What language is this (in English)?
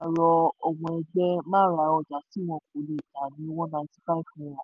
Yoruba